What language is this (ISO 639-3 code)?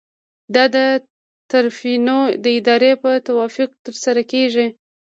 pus